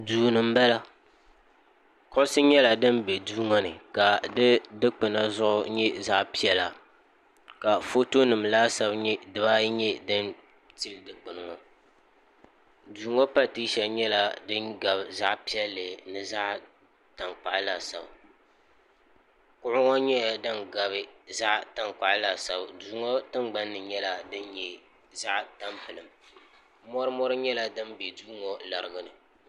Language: Dagbani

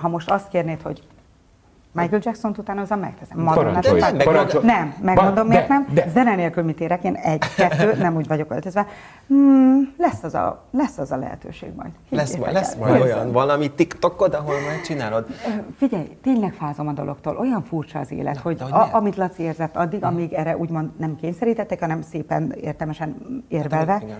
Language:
Hungarian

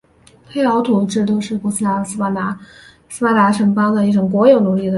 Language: Chinese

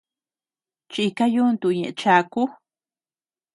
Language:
Tepeuxila Cuicatec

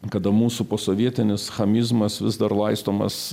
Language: Lithuanian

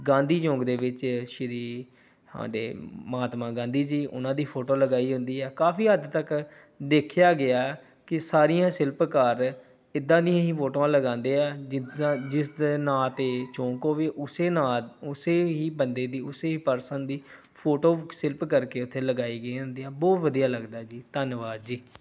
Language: Punjabi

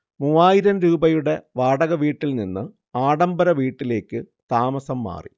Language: Malayalam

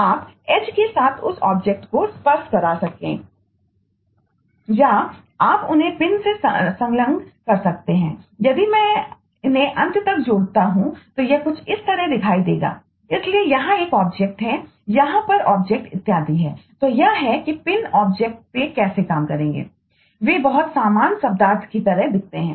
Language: Hindi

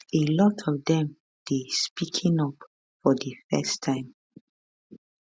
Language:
Nigerian Pidgin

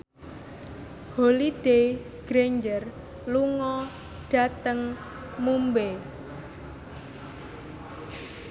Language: Javanese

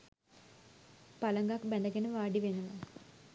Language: Sinhala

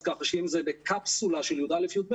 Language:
Hebrew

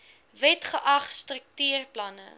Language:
Afrikaans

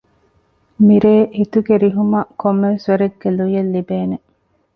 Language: Divehi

